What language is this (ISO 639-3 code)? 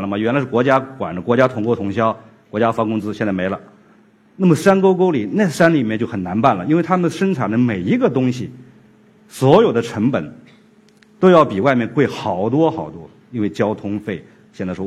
zho